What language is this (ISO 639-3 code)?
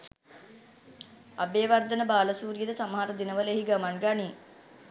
sin